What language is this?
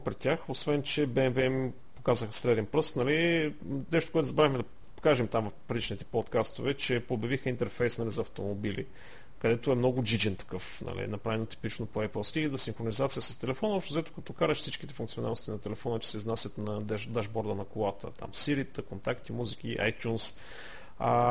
Bulgarian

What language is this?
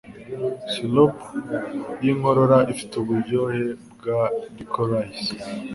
Kinyarwanda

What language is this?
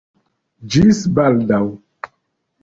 Esperanto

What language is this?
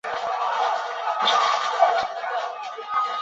Chinese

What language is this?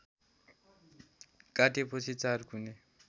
Nepali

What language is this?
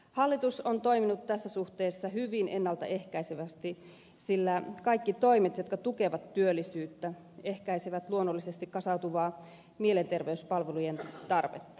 Finnish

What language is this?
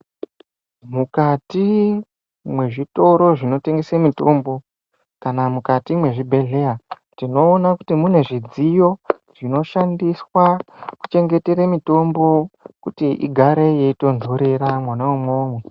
Ndau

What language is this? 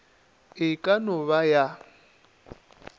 Northern Sotho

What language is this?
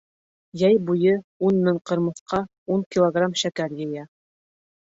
Bashkir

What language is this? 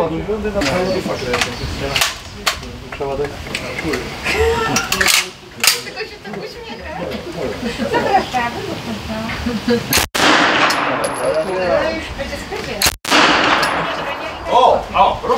Polish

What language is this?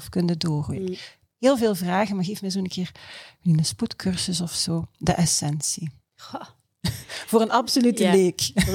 Dutch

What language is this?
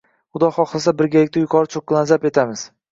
Uzbek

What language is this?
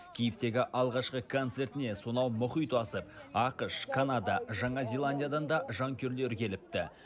Kazakh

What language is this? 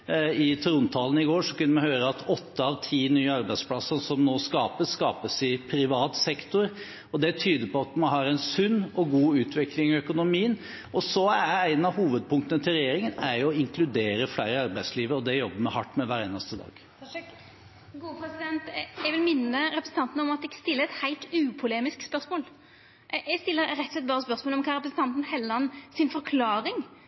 Norwegian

